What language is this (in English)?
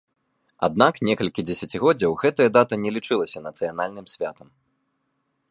Belarusian